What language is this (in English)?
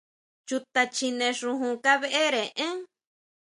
Huautla Mazatec